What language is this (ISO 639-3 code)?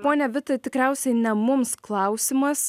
lit